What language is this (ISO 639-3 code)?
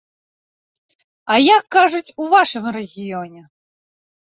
bel